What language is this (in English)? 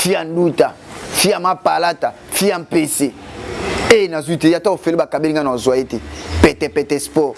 French